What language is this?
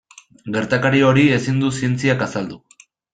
Basque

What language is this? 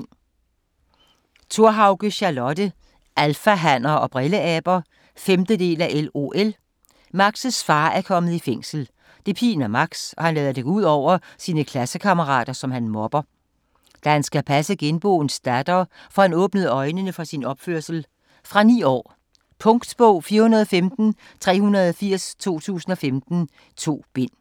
Danish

